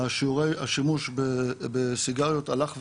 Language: Hebrew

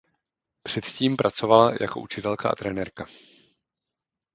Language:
Czech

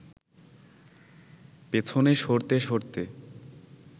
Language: Bangla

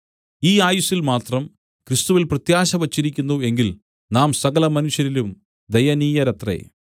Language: Malayalam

